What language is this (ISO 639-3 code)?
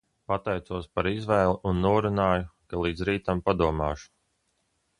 lav